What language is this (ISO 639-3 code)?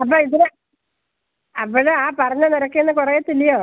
mal